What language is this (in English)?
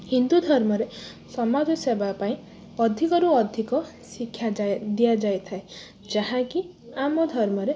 Odia